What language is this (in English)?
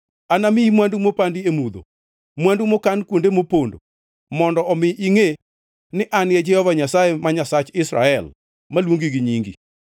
Luo (Kenya and Tanzania)